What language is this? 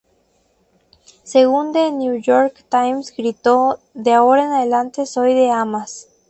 Spanish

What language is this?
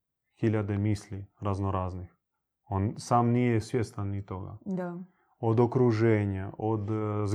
Croatian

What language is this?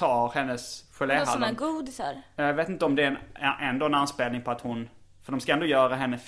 Swedish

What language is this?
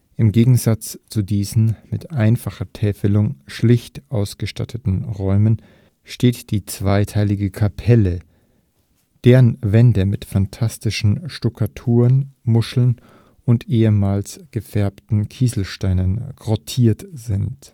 German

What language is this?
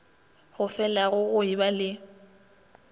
Northern Sotho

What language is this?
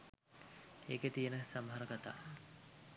Sinhala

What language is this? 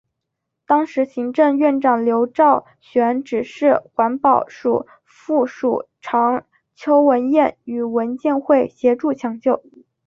Chinese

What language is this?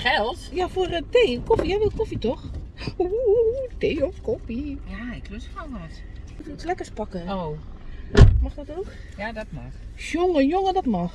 Dutch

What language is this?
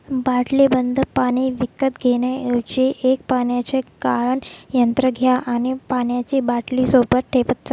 Marathi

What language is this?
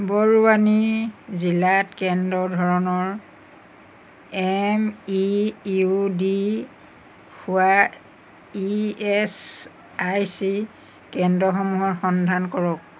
Assamese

